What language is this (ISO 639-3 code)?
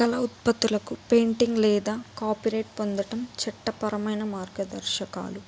tel